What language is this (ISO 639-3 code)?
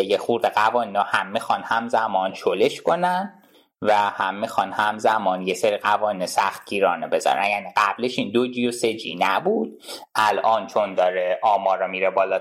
fas